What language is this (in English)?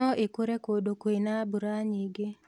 Kikuyu